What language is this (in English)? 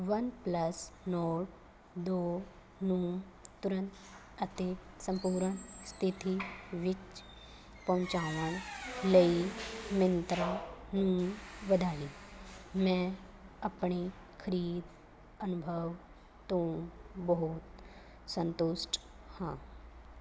Punjabi